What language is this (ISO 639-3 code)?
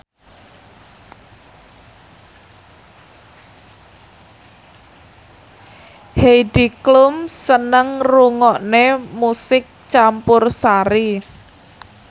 jav